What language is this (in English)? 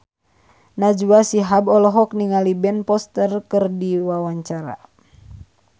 Sundanese